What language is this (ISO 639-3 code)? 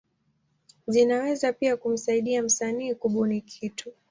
swa